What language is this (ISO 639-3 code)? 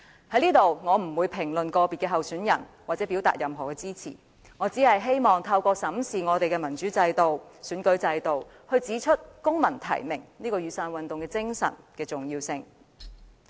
yue